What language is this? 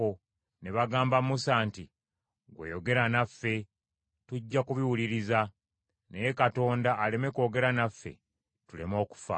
Ganda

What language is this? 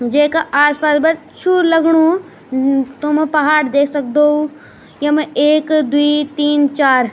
Garhwali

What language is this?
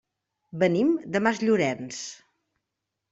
Catalan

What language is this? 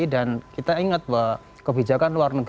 Indonesian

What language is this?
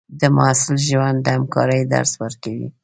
Pashto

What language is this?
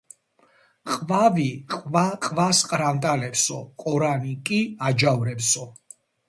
Georgian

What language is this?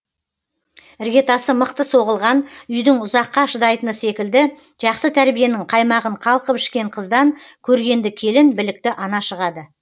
Kazakh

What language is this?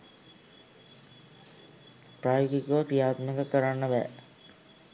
Sinhala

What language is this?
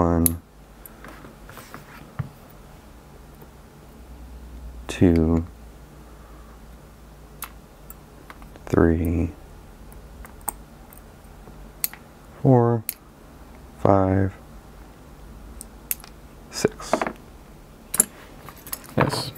English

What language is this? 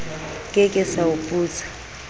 Southern Sotho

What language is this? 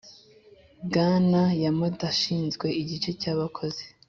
Kinyarwanda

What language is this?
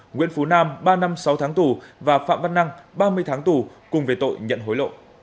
Vietnamese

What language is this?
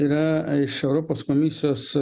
Lithuanian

